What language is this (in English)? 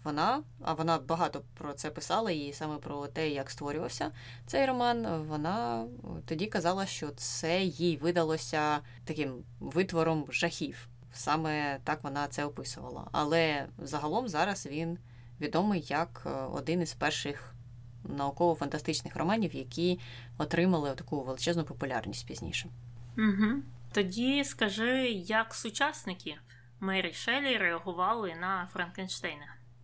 Ukrainian